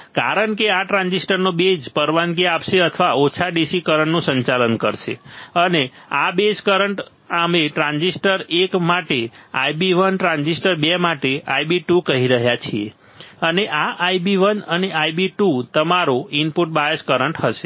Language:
Gujarati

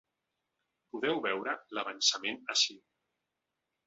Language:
Catalan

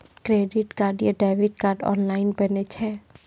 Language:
Maithili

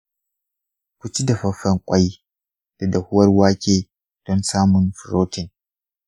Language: Hausa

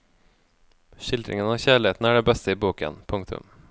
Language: Norwegian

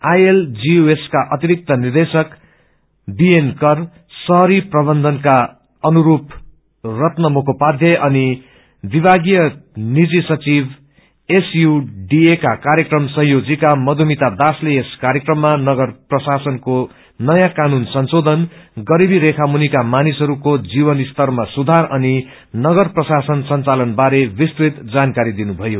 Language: Nepali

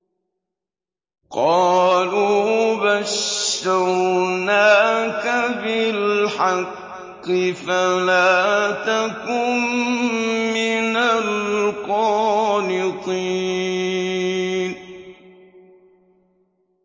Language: Arabic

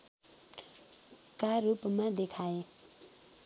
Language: Nepali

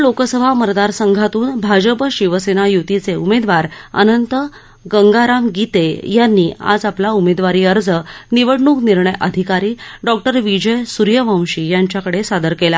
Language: Marathi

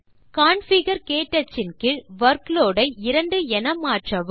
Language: Tamil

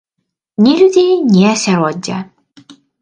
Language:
Belarusian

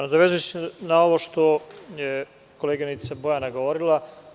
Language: Serbian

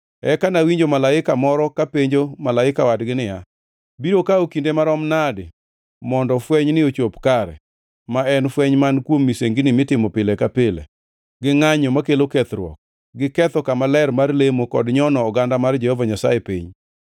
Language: Luo (Kenya and Tanzania)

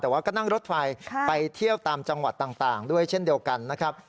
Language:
Thai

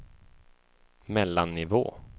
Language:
Swedish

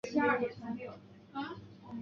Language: Chinese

